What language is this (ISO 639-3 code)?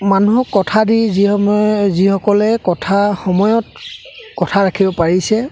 asm